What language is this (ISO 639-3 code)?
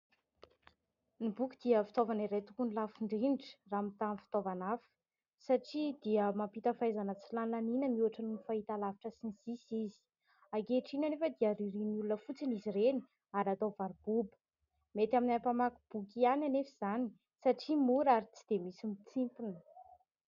mlg